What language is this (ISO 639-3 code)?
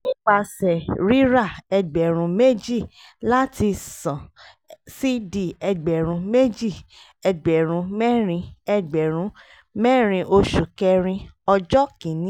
yor